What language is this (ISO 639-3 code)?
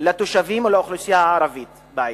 heb